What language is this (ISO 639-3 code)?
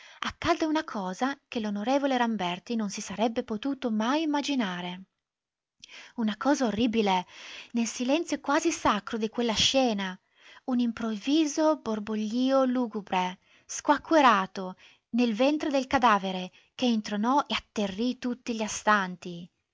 ita